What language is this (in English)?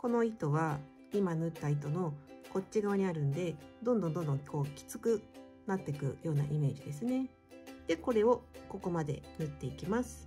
Japanese